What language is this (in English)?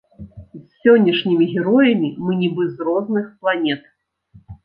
Belarusian